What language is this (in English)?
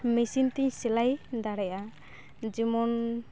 Santali